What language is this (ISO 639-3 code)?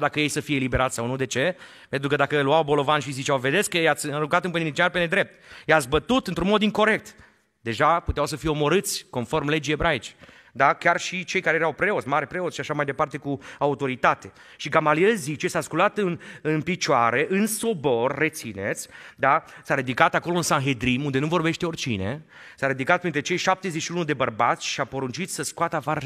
ron